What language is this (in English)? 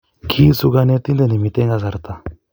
Kalenjin